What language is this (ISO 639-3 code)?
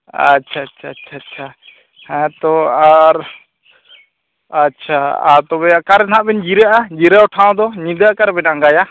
sat